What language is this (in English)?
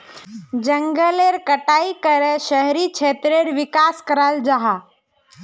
Magahi